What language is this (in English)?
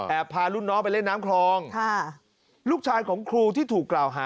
Thai